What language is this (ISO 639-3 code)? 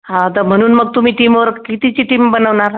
mar